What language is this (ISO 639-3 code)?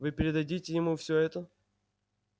rus